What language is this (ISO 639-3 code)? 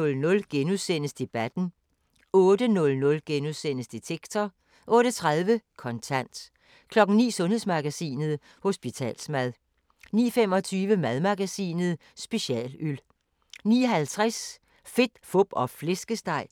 dan